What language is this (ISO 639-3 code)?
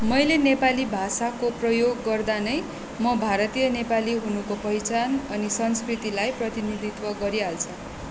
nep